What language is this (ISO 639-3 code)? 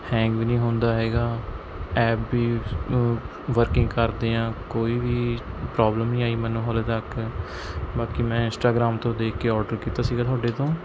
pan